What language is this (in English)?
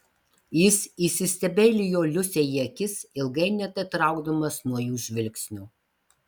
Lithuanian